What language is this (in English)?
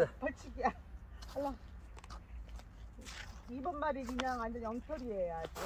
Korean